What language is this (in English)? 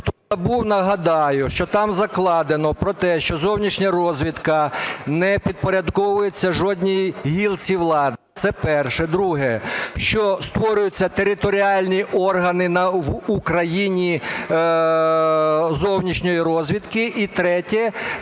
Ukrainian